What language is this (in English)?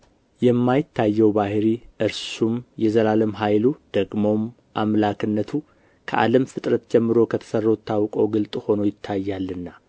Amharic